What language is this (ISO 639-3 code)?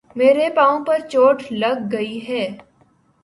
urd